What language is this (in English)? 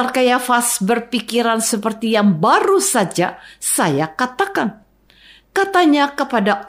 Indonesian